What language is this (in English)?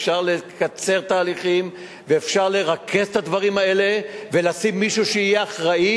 Hebrew